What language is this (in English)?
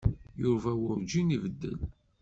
Kabyle